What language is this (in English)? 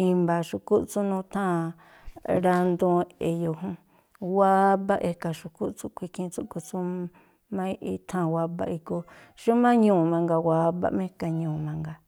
Tlacoapa Me'phaa